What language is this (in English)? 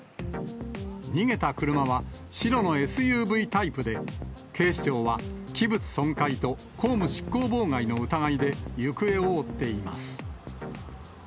Japanese